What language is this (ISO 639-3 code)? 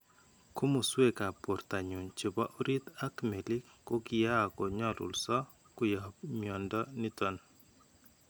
kln